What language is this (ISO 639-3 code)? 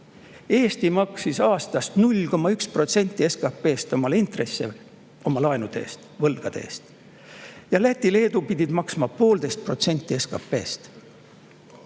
est